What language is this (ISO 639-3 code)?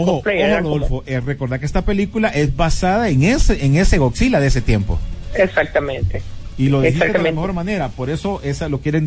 spa